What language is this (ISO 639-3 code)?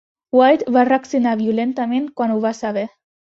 cat